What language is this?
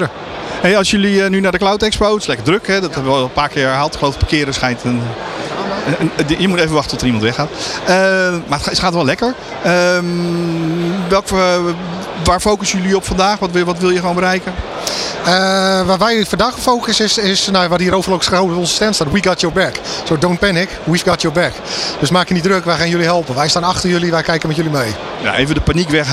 Dutch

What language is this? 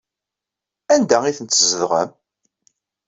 Kabyle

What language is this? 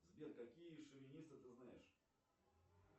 Russian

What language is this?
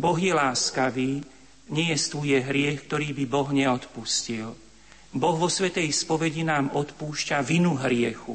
Slovak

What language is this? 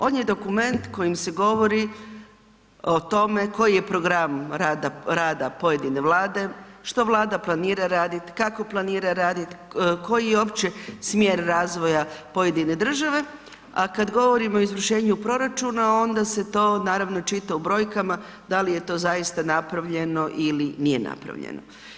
Croatian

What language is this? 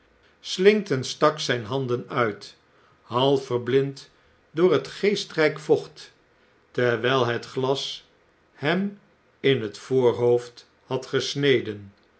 Dutch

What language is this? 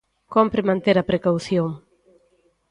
Galician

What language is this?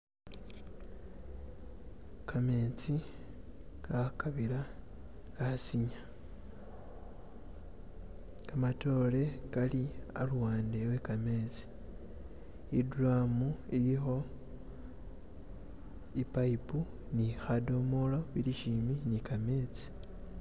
Masaaba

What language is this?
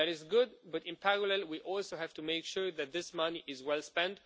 English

